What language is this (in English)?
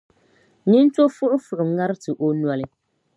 Dagbani